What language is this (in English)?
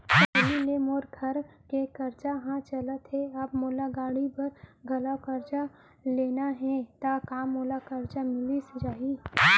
Chhattisgarhi